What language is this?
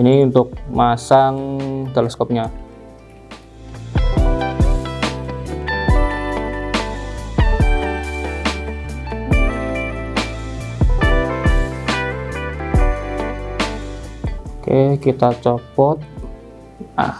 Indonesian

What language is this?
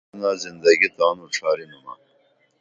Dameli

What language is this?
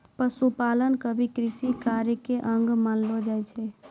Maithili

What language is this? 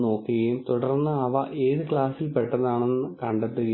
Malayalam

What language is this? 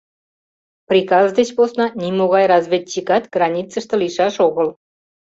Mari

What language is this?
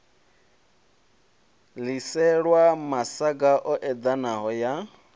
Venda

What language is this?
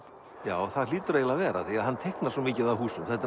Icelandic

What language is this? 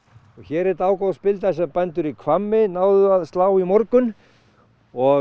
Icelandic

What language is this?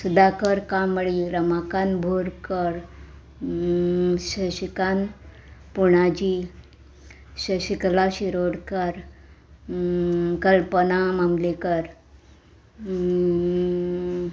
Konkani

